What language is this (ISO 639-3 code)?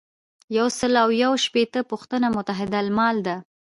pus